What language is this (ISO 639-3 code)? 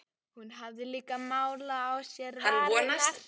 isl